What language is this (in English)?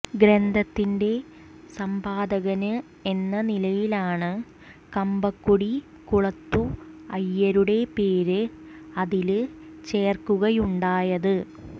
Malayalam